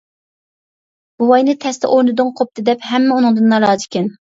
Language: Uyghur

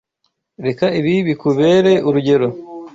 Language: Kinyarwanda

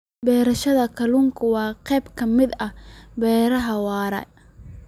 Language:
Somali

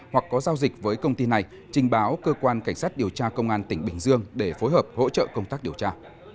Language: Vietnamese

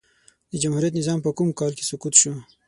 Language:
Pashto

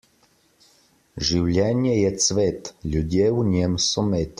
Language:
Slovenian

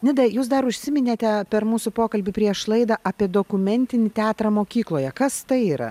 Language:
Lithuanian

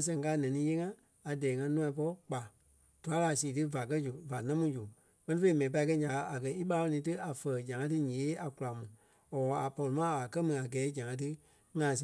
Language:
Kpelle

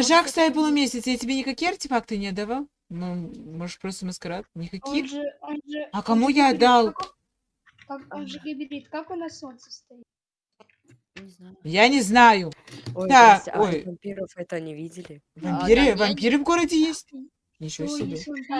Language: Russian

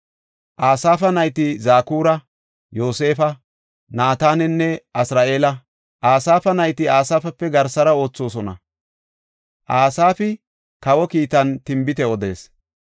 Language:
Gofa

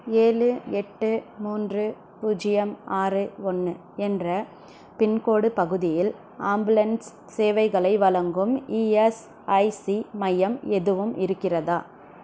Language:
Tamil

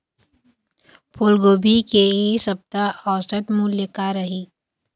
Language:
Chhattisgarhi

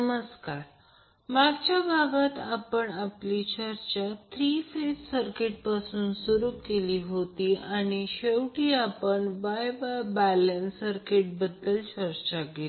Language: Marathi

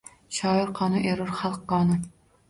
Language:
Uzbek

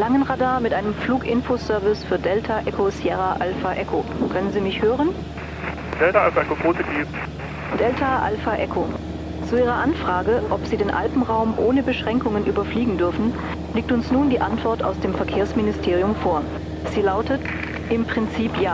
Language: German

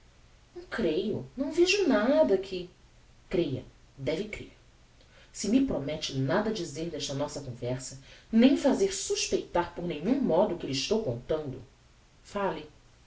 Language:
Portuguese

